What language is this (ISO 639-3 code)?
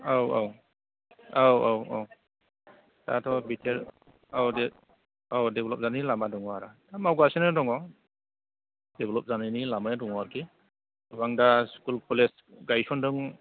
brx